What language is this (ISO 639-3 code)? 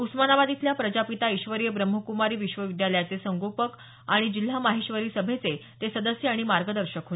mar